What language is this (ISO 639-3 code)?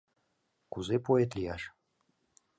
chm